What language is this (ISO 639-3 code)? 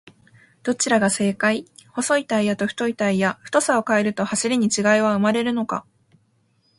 jpn